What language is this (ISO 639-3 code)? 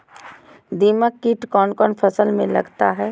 mag